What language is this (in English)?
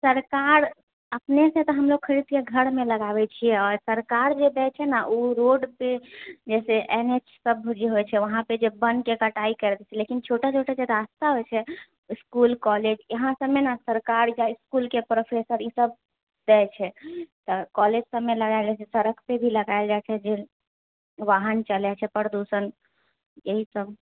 Maithili